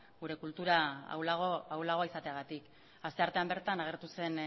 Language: Basque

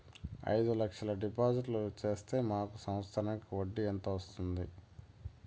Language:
Telugu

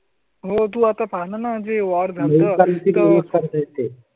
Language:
Marathi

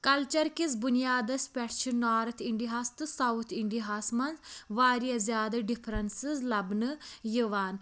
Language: Kashmiri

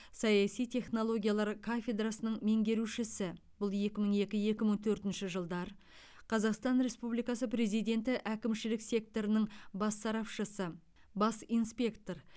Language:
Kazakh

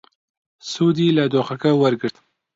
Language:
Central Kurdish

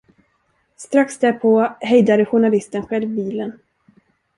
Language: Swedish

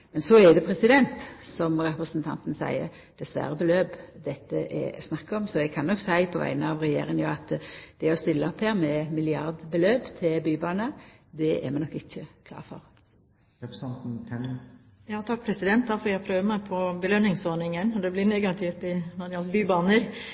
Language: Norwegian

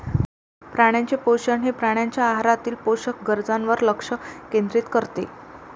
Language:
Marathi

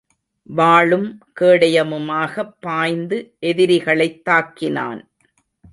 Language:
Tamil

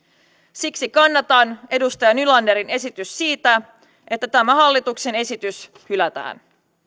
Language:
Finnish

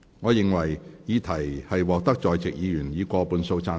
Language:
Cantonese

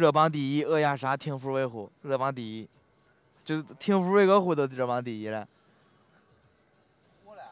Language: Chinese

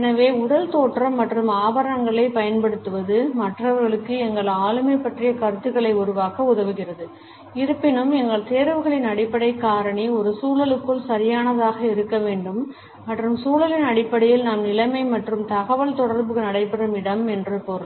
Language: Tamil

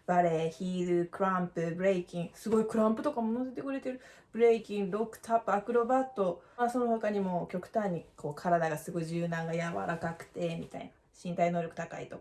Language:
Japanese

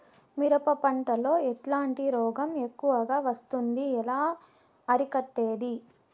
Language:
Telugu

